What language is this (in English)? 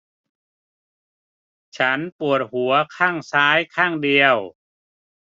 Thai